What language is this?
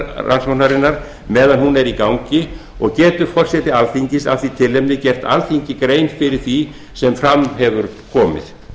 Icelandic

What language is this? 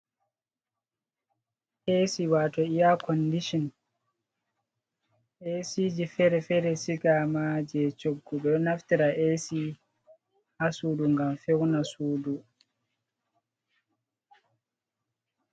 Fula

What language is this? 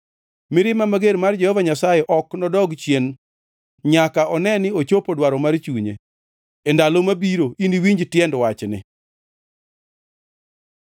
Luo (Kenya and Tanzania)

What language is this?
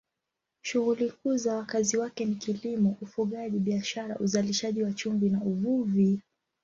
Swahili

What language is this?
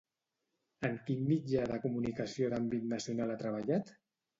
Catalan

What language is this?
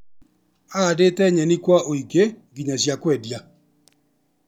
Kikuyu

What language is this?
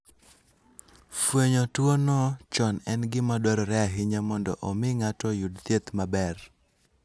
Luo (Kenya and Tanzania)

